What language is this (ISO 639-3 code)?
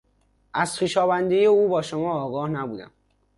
fas